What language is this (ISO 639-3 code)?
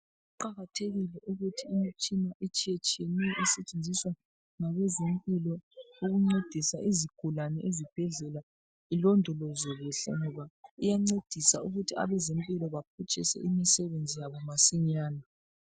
nde